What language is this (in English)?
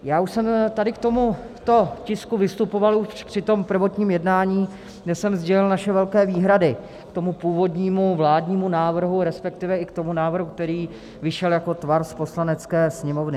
Czech